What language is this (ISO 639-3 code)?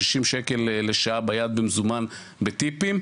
heb